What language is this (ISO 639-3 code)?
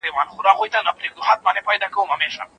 pus